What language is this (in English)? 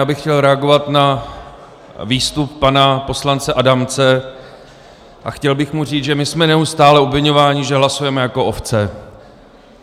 Czech